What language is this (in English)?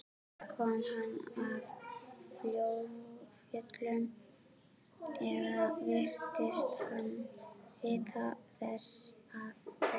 Icelandic